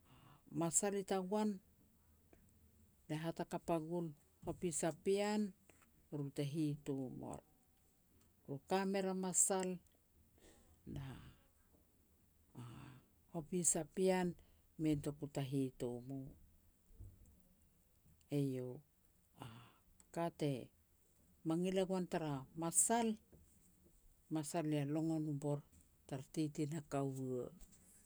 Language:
Petats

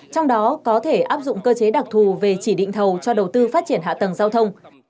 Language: Vietnamese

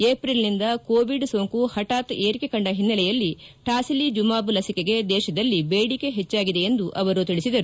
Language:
Kannada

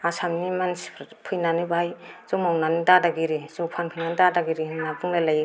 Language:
Bodo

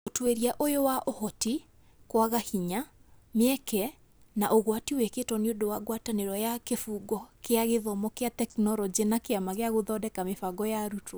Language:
Kikuyu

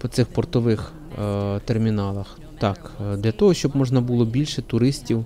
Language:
Ukrainian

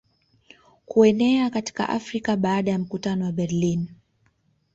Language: Swahili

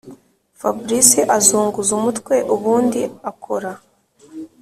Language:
Kinyarwanda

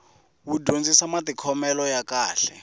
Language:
Tsonga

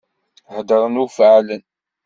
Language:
Kabyle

